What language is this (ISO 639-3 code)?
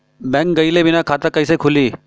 bho